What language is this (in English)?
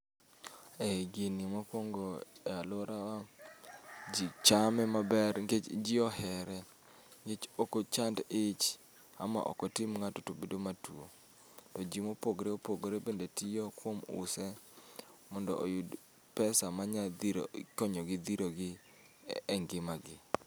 Luo (Kenya and Tanzania)